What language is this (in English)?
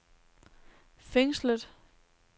Danish